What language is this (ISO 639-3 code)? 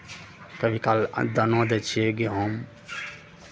mai